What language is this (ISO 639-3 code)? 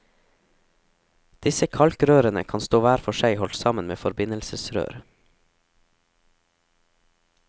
nor